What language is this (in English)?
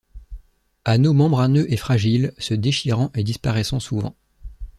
French